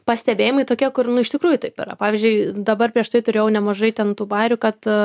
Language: Lithuanian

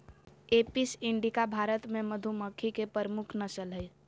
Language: Magahi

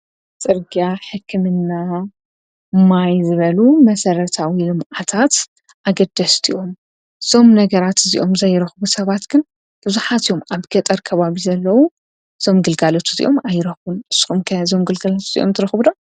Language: Tigrinya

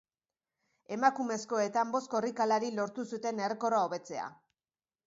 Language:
Basque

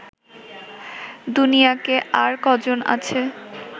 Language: Bangla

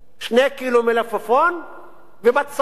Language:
Hebrew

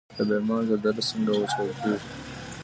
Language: Pashto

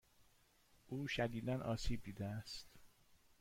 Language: Persian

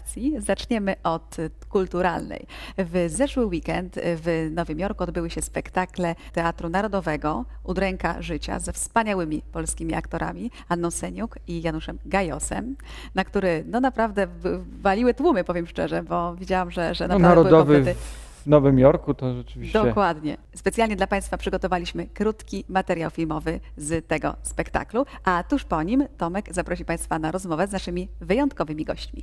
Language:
Polish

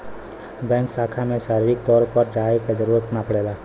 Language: Bhojpuri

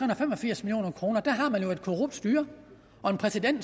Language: Danish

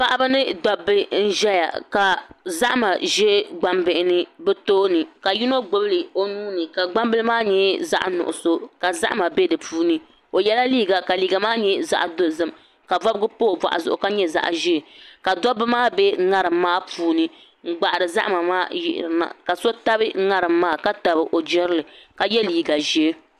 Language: Dagbani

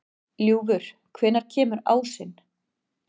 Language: Icelandic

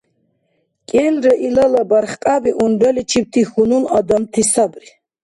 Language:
Dargwa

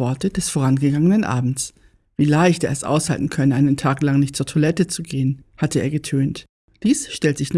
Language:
German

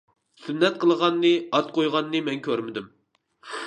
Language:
Uyghur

